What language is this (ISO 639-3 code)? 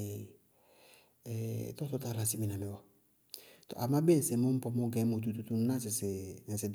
bqg